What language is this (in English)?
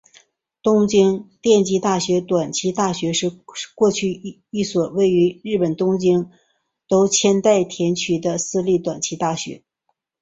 Chinese